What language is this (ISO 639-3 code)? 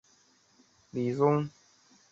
zho